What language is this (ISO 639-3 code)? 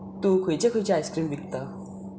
kok